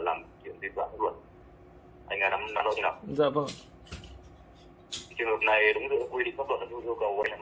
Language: Vietnamese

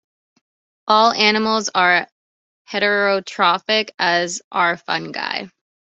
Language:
English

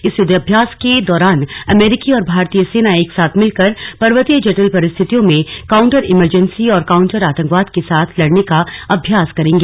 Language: Hindi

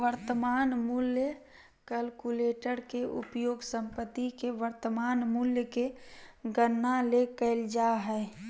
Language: Magahi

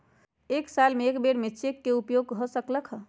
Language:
Magahi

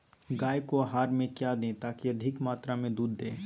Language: Magahi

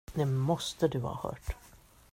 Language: Swedish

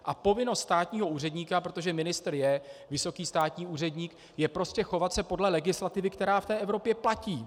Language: Czech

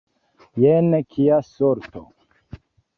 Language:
Esperanto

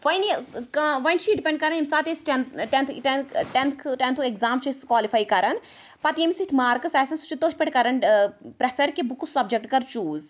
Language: Kashmiri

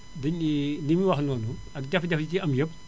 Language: Wolof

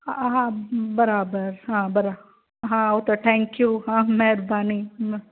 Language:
Sindhi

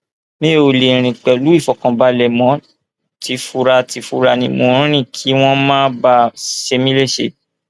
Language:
Yoruba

